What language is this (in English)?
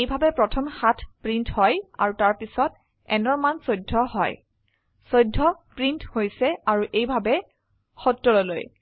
Assamese